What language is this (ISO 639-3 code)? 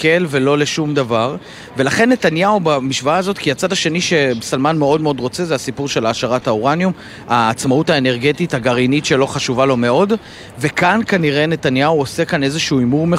heb